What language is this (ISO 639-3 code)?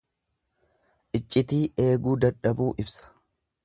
orm